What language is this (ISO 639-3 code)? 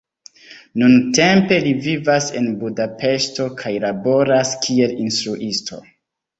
epo